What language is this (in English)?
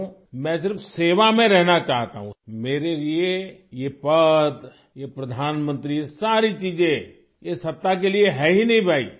Urdu